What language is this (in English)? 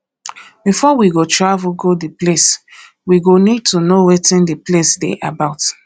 Nigerian Pidgin